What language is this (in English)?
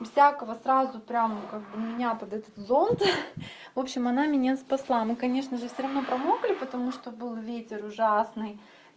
Russian